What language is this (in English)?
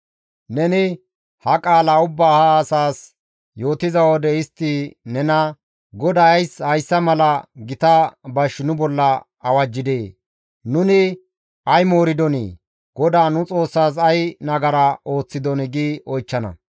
Gamo